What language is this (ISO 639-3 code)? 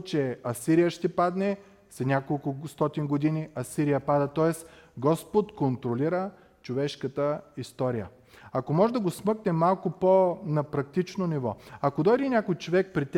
bul